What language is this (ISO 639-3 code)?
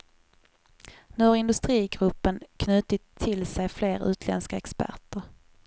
swe